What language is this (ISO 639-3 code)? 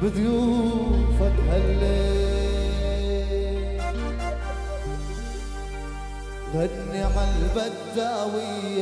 ara